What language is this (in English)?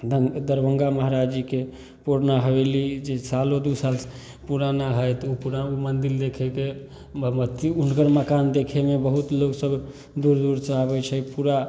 Maithili